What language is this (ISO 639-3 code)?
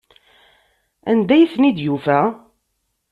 kab